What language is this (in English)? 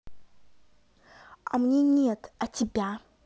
Russian